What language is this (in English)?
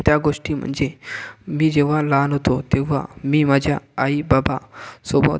Marathi